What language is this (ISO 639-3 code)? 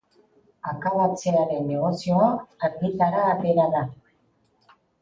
eus